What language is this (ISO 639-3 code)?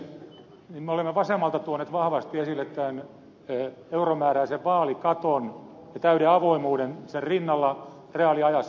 fin